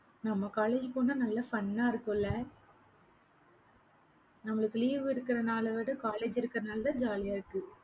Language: Tamil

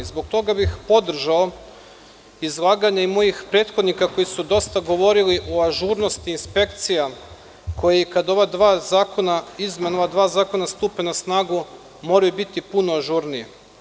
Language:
Serbian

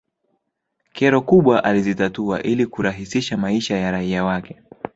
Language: Swahili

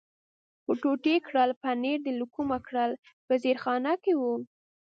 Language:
Pashto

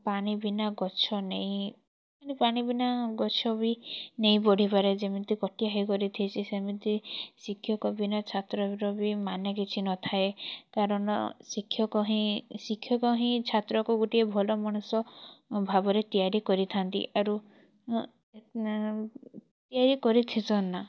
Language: Odia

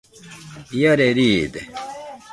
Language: Nüpode Huitoto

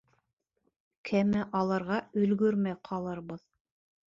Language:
Bashkir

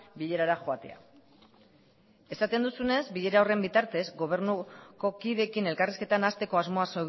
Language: Basque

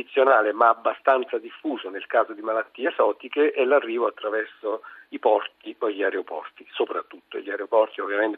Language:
Italian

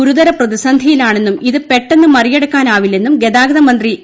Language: Malayalam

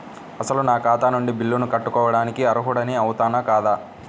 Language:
Telugu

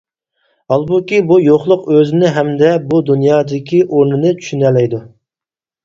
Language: Uyghur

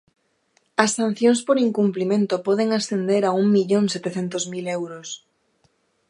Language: Galician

